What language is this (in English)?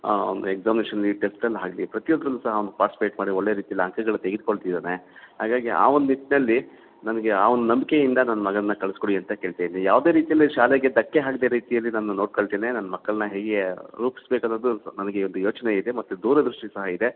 Kannada